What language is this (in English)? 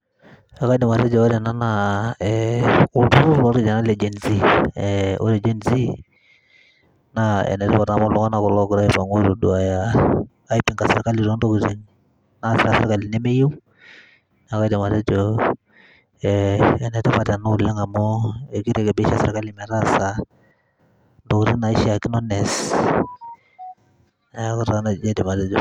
Masai